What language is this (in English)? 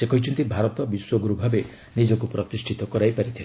Odia